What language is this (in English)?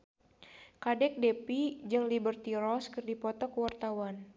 Sundanese